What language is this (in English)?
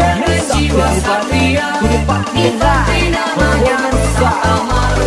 Indonesian